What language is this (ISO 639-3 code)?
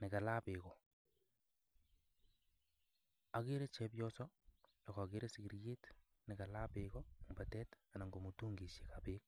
kln